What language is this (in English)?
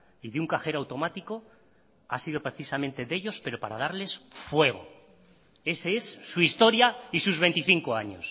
Spanish